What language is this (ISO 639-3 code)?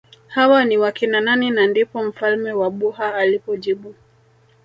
swa